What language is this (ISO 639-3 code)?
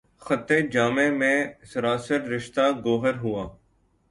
urd